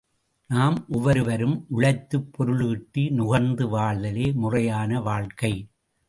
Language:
Tamil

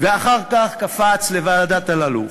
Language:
Hebrew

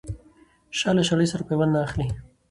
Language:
Pashto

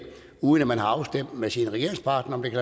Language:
Danish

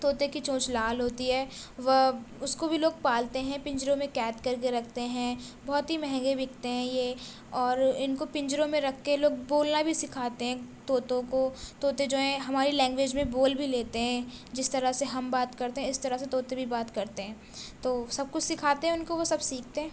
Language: Urdu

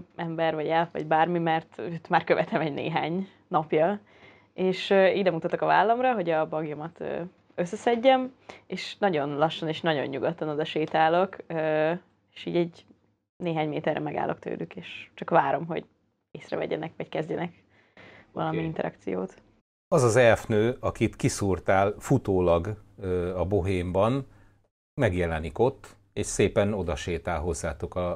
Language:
Hungarian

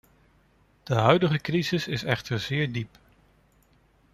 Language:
Dutch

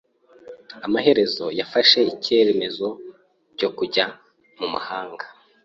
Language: Kinyarwanda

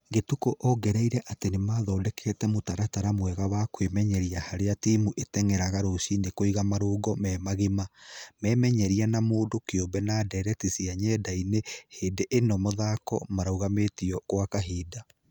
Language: Kikuyu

